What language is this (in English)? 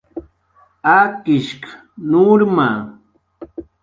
Jaqaru